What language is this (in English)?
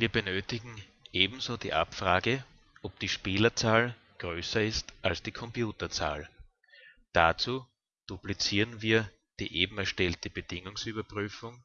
German